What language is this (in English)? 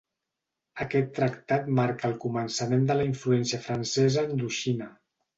Catalan